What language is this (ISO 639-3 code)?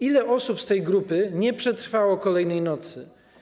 pol